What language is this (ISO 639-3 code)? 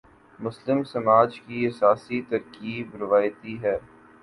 urd